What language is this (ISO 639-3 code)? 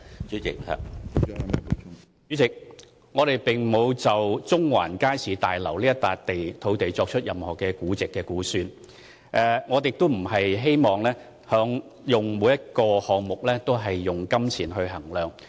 yue